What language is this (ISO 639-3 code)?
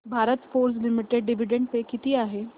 mar